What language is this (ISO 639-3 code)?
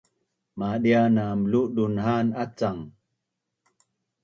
bnn